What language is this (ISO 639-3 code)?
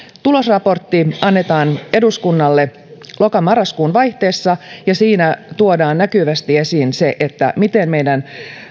fin